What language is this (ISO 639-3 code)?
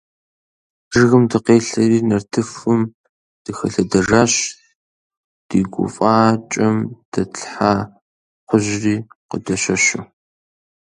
kbd